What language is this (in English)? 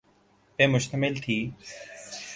Urdu